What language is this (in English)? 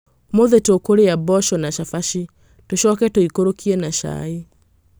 Kikuyu